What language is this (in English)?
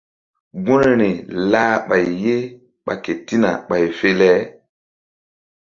Mbum